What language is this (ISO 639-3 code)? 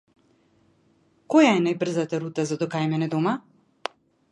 mkd